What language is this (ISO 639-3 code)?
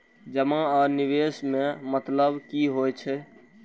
mai